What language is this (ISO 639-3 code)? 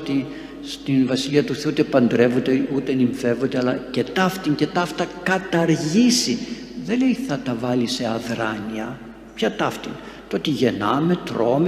ell